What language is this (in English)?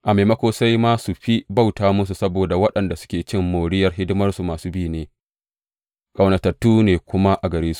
Hausa